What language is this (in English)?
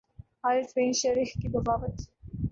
Urdu